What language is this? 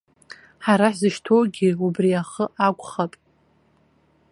Abkhazian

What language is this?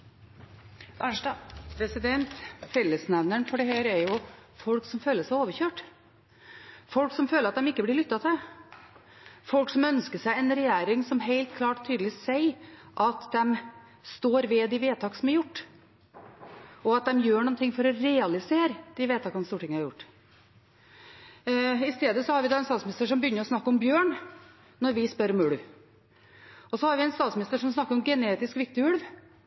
Norwegian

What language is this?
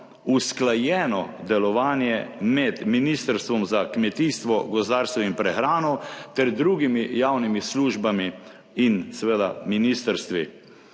Slovenian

